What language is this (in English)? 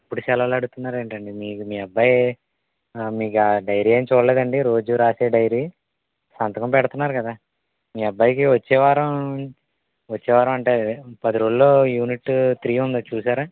Telugu